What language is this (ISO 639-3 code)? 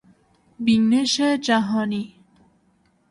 fas